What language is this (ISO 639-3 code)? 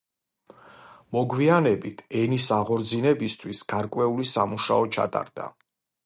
kat